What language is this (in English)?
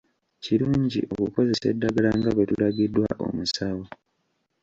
Ganda